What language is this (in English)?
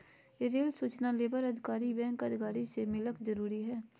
Magahi